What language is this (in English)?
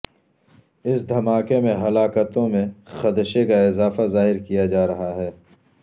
Urdu